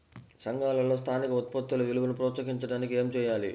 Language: Telugu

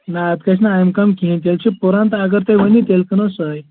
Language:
Kashmiri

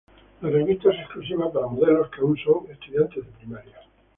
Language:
Spanish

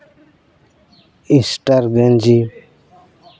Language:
Santali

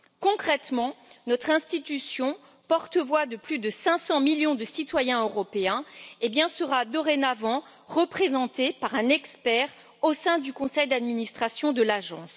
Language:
French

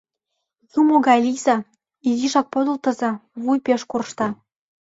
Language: Mari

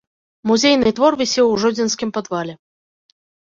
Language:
Belarusian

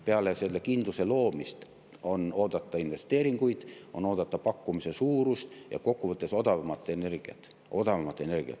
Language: Estonian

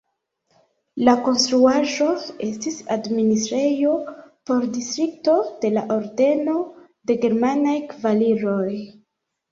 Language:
Esperanto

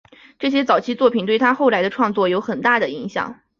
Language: Chinese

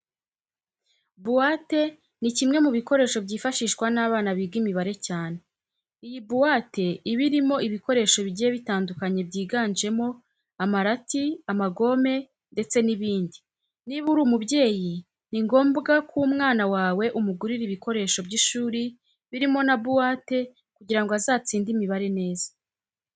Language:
Kinyarwanda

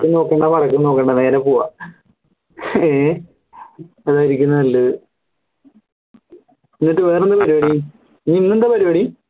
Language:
Malayalam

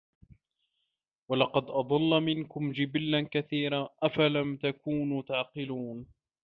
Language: Arabic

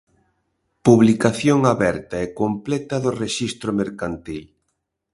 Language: Galician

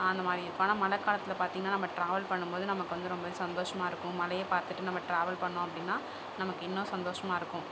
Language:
Tamil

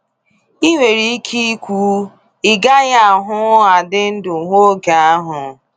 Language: Igbo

